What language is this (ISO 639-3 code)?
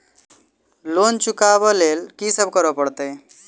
mai